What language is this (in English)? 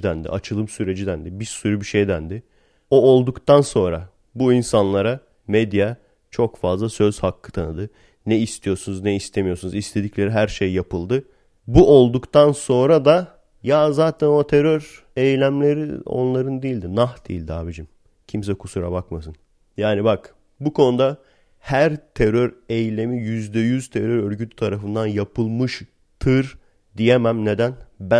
Turkish